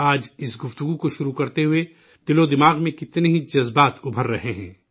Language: Urdu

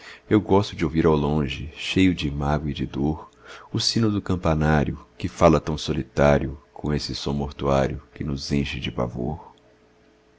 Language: Portuguese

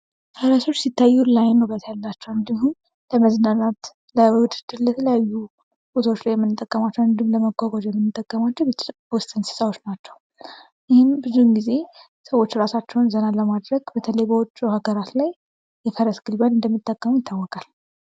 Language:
Amharic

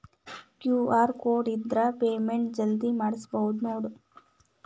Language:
Kannada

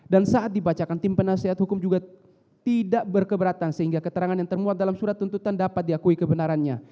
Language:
Indonesian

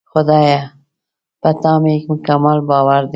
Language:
Pashto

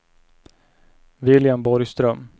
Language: Swedish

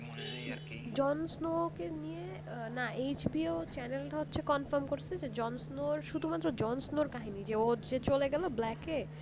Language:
Bangla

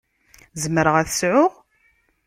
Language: Kabyle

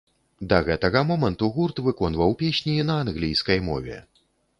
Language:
Belarusian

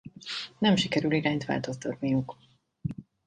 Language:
Hungarian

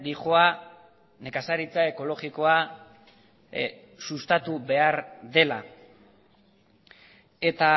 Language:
Basque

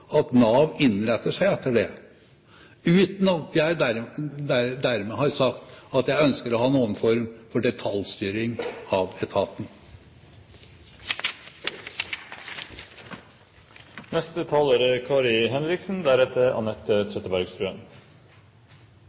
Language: Norwegian Bokmål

